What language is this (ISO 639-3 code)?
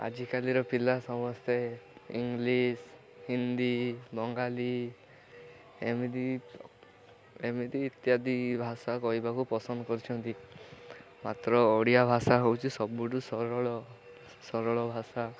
ori